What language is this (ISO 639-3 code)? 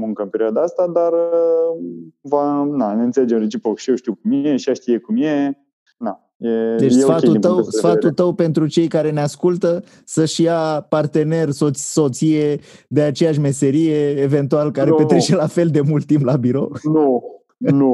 ron